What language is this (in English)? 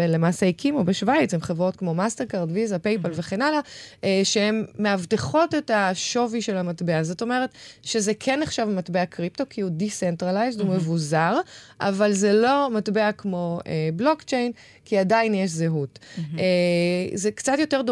Hebrew